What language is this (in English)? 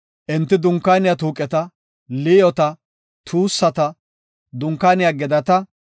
Gofa